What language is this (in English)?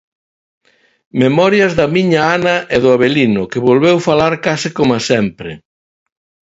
Galician